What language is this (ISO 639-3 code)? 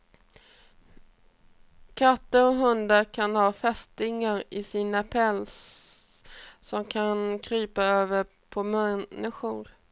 swe